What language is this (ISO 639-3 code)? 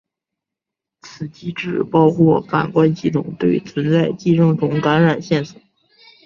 zho